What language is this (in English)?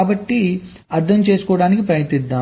Telugu